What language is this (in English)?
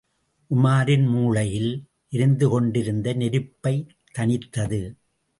Tamil